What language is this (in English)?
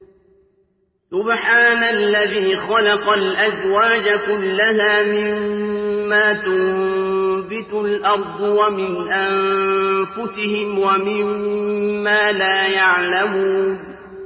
Arabic